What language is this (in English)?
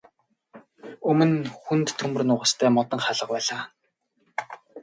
Mongolian